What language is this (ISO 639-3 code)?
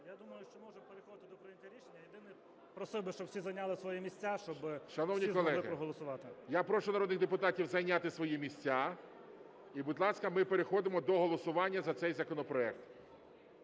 ukr